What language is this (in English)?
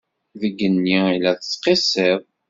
Kabyle